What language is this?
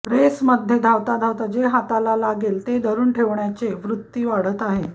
Marathi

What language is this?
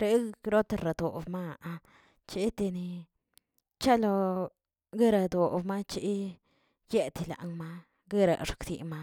Tilquiapan Zapotec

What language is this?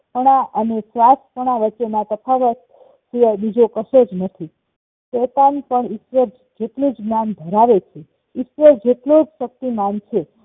Gujarati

